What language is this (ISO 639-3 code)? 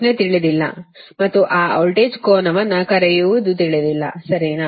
kan